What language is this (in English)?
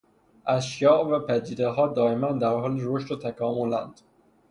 Persian